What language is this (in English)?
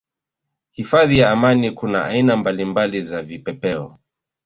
Swahili